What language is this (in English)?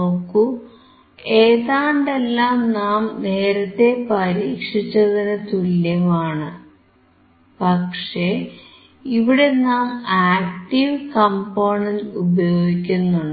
Malayalam